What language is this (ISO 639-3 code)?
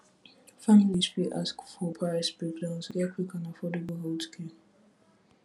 pcm